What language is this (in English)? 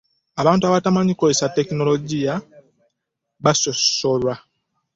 Ganda